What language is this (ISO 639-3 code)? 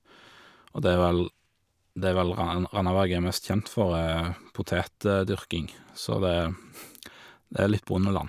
nor